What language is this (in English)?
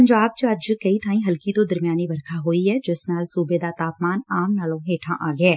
Punjabi